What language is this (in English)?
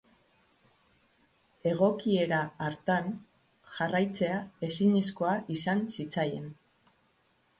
Basque